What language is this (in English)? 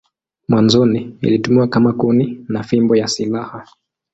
Swahili